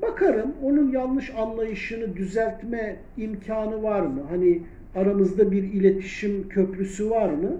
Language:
Turkish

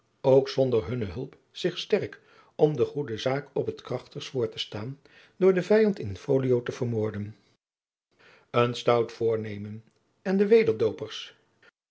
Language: Dutch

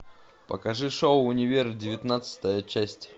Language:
Russian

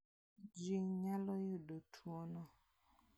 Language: Luo (Kenya and Tanzania)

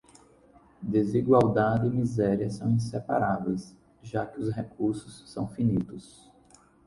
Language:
Portuguese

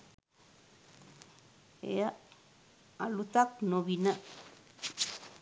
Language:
Sinhala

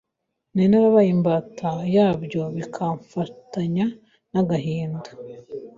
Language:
Kinyarwanda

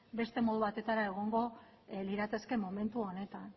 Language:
Basque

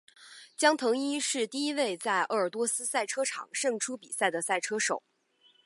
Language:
Chinese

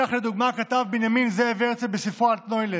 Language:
Hebrew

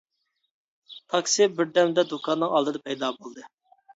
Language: Uyghur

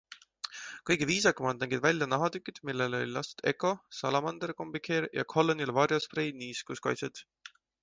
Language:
Estonian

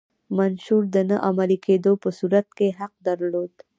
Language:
Pashto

